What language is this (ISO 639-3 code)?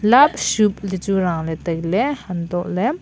nnp